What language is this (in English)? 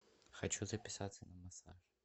Russian